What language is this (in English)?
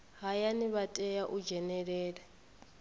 Venda